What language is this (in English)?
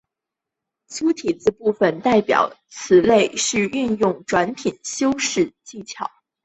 Chinese